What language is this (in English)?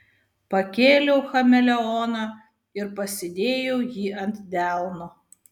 Lithuanian